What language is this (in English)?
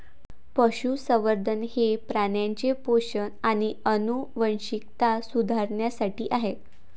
Marathi